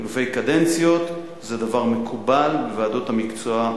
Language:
Hebrew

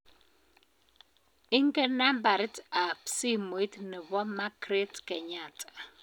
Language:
Kalenjin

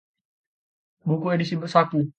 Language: Indonesian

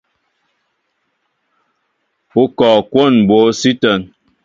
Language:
Mbo (Cameroon)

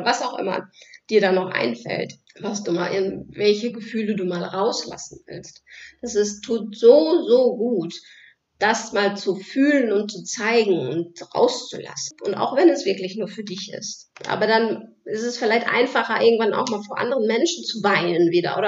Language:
German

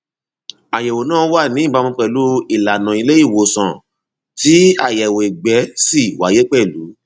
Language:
Yoruba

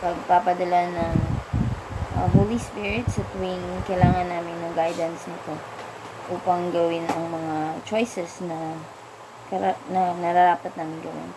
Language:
Filipino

